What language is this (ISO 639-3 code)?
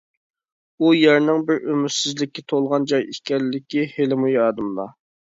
uig